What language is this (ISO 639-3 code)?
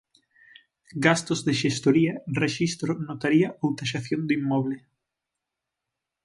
glg